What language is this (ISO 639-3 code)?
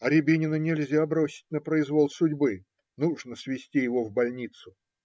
rus